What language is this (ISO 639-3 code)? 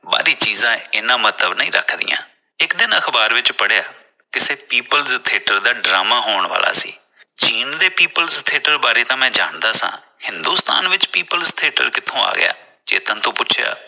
pan